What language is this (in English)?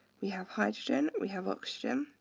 English